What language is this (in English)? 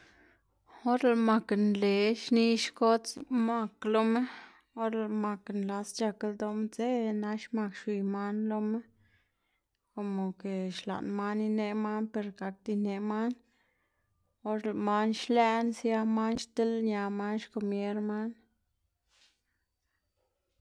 Xanaguía Zapotec